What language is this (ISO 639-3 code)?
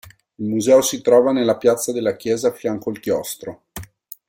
ita